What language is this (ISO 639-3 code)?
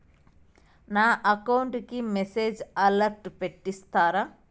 tel